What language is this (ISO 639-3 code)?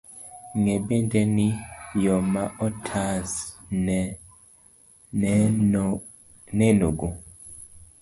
luo